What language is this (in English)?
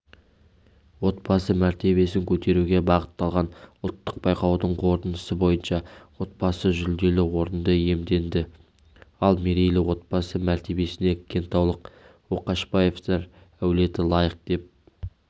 Kazakh